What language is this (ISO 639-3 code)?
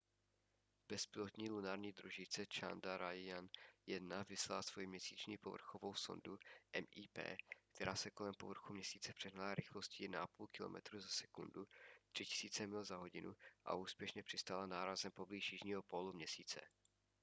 ces